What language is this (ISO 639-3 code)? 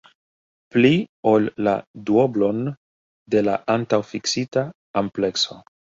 epo